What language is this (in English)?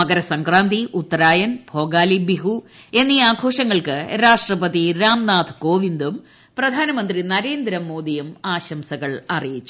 Malayalam